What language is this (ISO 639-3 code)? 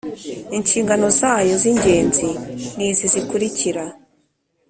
kin